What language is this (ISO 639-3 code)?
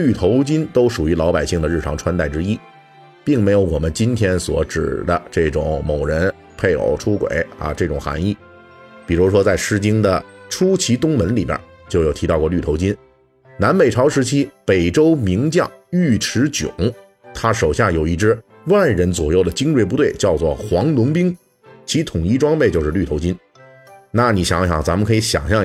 zho